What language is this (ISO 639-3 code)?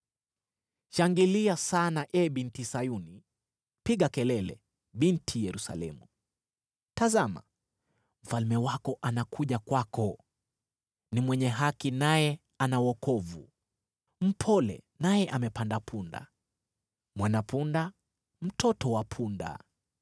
swa